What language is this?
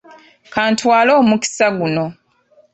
Ganda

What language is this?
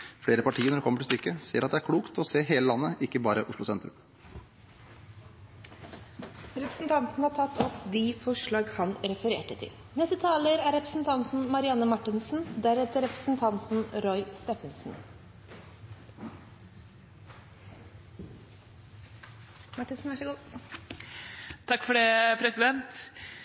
Norwegian Bokmål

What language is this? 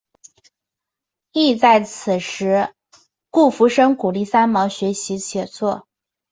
Chinese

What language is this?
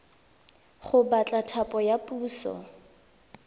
Tswana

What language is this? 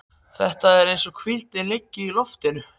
Icelandic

